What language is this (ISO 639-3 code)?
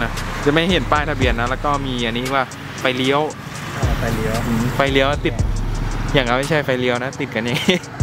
tha